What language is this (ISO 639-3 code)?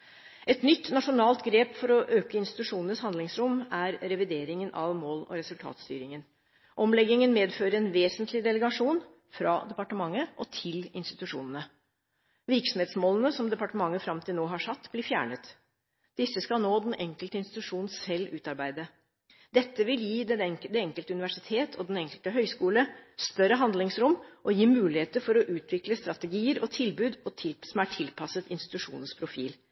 nob